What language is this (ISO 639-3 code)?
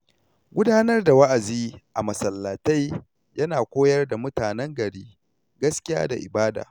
hau